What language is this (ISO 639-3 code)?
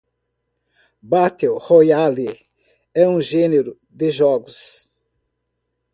por